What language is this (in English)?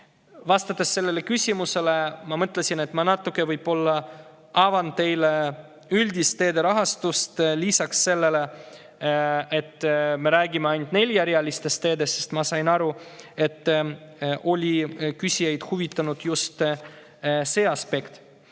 Estonian